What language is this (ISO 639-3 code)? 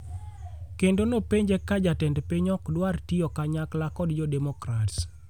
luo